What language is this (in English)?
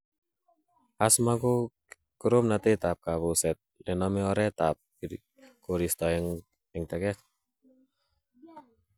Kalenjin